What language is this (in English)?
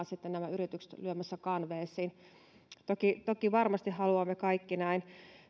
Finnish